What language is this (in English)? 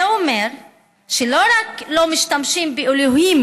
Hebrew